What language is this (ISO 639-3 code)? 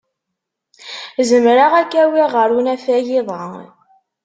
kab